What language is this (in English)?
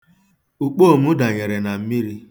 Igbo